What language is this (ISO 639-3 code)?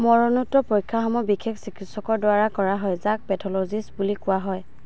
asm